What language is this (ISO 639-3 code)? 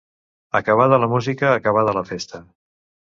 cat